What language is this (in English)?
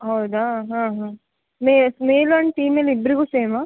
Kannada